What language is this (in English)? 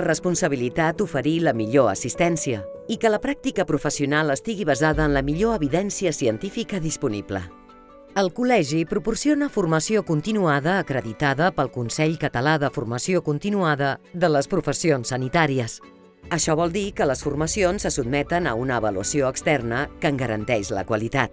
Catalan